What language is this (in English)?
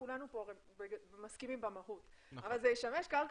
Hebrew